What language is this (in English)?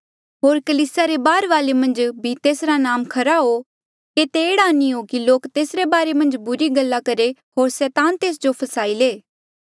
Mandeali